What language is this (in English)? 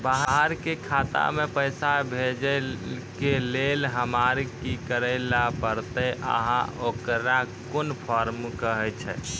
Maithili